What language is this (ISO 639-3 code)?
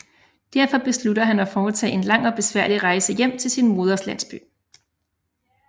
dan